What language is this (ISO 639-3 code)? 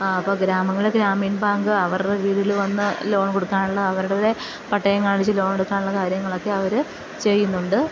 mal